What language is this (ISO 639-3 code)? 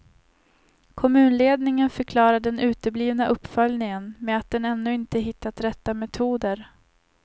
swe